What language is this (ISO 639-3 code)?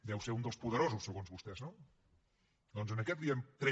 cat